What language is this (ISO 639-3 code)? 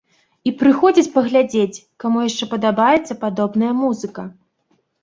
bel